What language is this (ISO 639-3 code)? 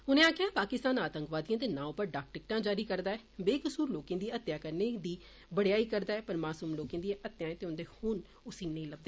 doi